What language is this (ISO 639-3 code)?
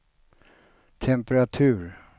swe